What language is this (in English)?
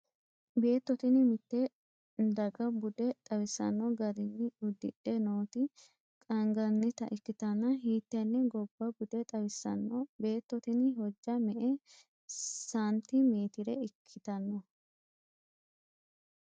Sidamo